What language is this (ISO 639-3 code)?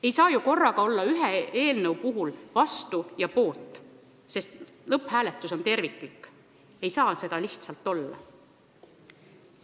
est